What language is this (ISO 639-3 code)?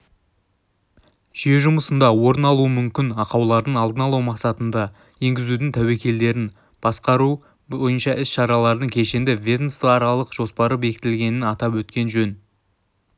kaz